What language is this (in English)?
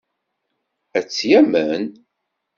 Kabyle